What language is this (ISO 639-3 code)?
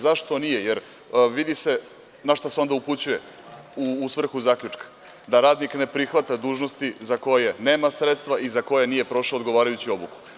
srp